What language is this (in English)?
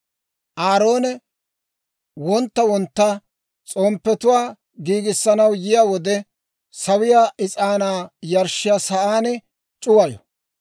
Dawro